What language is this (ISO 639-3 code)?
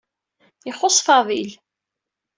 kab